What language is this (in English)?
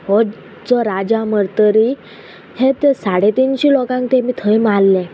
Konkani